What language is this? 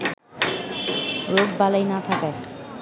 Bangla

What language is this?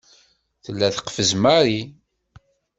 Kabyle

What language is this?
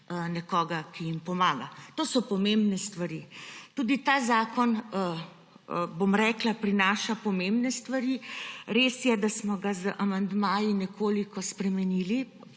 Slovenian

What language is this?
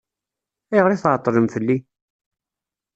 Kabyle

